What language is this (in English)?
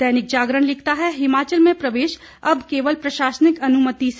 Hindi